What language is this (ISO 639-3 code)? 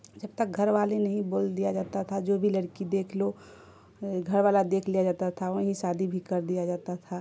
urd